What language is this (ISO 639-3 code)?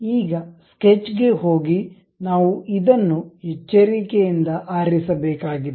kan